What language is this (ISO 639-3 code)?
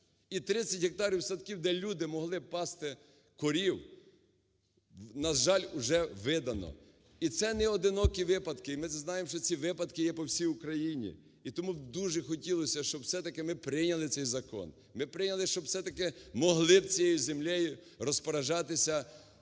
ukr